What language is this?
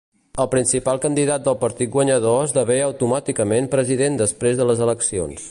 Catalan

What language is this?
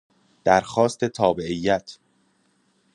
Persian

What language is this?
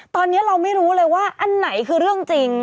Thai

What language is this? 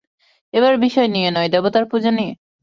Bangla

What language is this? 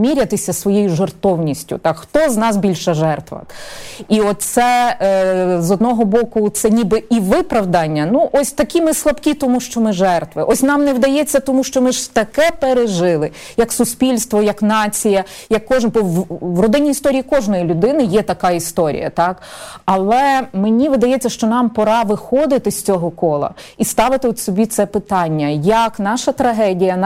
Ukrainian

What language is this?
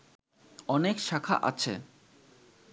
Bangla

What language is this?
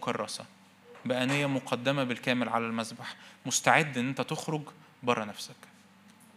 Arabic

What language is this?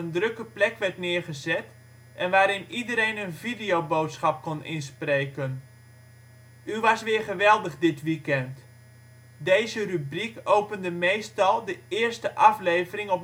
Dutch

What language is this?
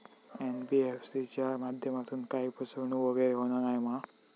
Marathi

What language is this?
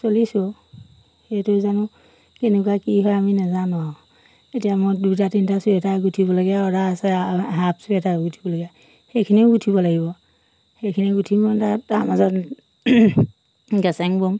Assamese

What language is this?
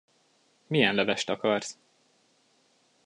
Hungarian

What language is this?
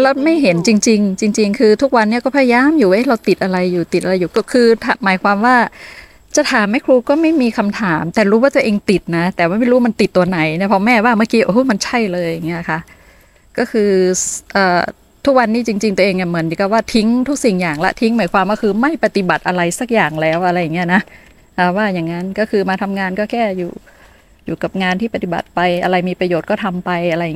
Thai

